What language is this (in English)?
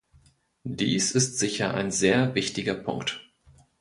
German